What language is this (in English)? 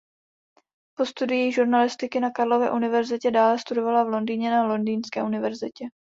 Czech